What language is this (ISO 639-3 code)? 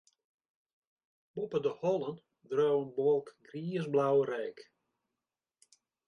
fry